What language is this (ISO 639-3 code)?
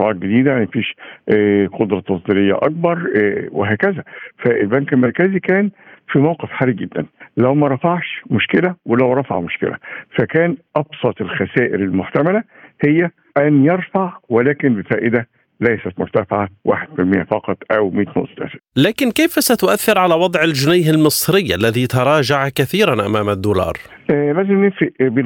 ara